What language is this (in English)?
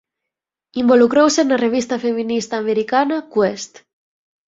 Galician